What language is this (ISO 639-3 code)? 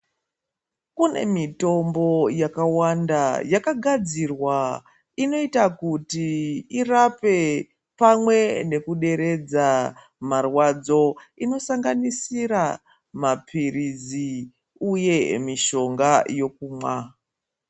ndc